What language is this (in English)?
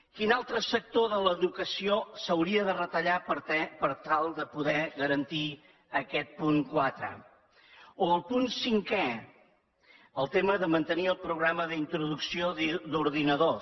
Catalan